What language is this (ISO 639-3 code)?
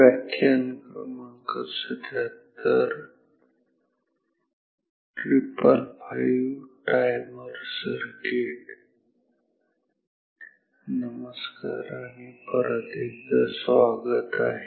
mar